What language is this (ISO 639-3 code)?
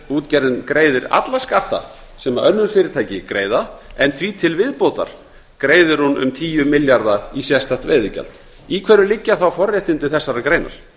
isl